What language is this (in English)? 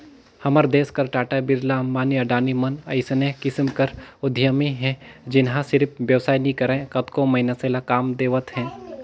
Chhattisgarhi